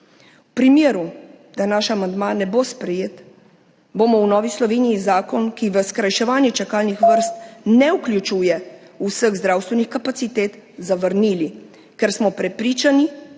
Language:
Slovenian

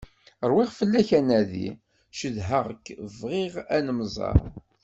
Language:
Kabyle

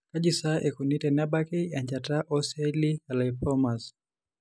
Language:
Masai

